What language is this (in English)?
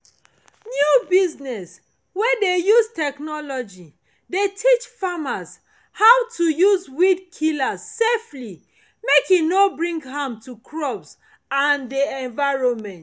Nigerian Pidgin